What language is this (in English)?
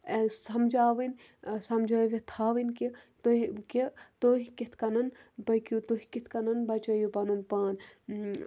Kashmiri